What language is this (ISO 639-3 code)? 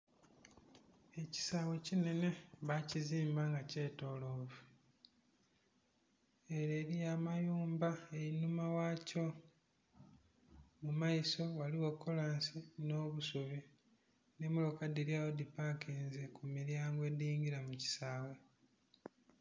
xog